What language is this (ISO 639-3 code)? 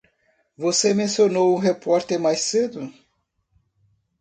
por